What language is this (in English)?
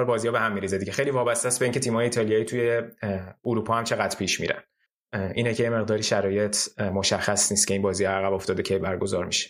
Persian